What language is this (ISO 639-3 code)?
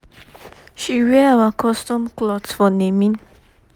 pcm